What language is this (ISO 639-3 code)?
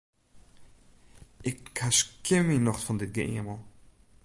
fry